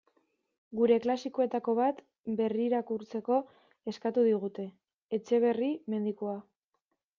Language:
Basque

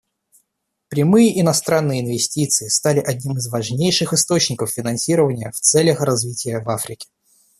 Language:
Russian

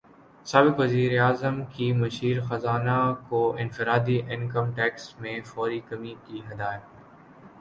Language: Urdu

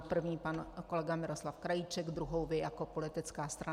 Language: Czech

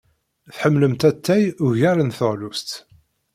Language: Kabyle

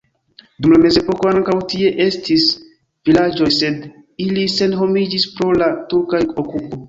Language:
Esperanto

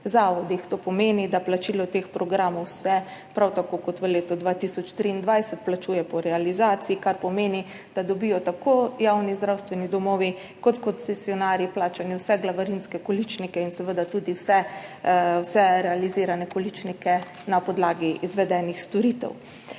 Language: Slovenian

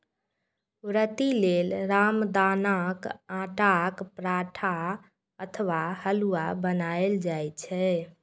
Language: Maithili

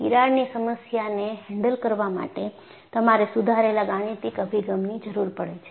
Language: Gujarati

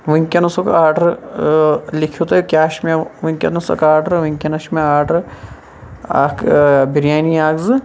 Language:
Kashmiri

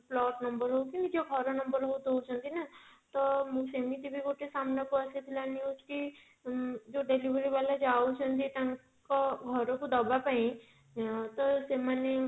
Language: Odia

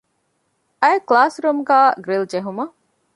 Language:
Divehi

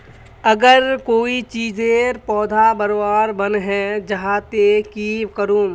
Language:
Magahi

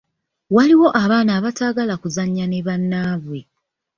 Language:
Ganda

